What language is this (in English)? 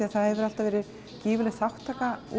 Icelandic